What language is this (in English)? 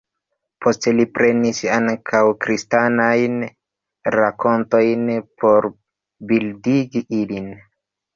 Esperanto